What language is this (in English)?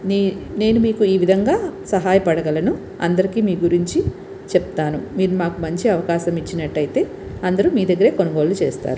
Telugu